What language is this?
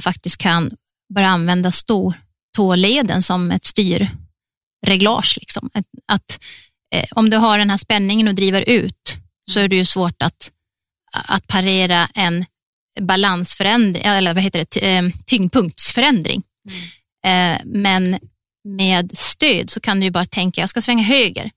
Swedish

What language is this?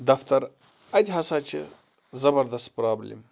Kashmiri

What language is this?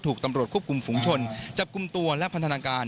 Thai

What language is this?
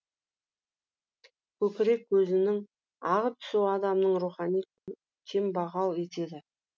Kazakh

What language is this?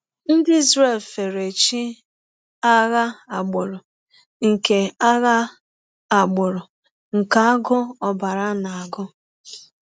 Igbo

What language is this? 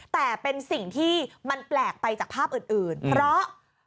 Thai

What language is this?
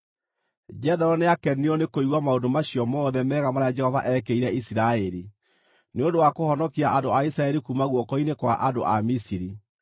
Kikuyu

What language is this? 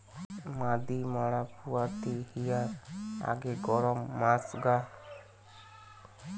Bangla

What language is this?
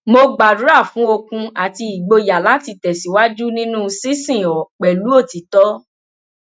Yoruba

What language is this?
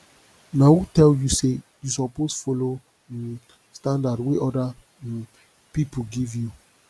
Nigerian Pidgin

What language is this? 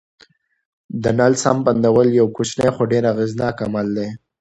Pashto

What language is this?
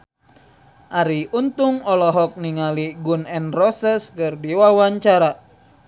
Sundanese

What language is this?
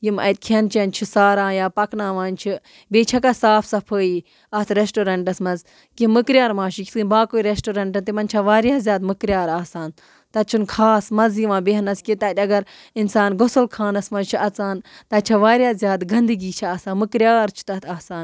Kashmiri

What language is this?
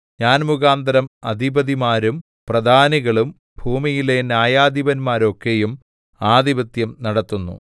Malayalam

